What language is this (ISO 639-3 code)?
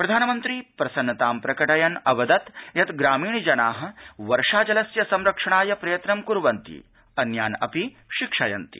san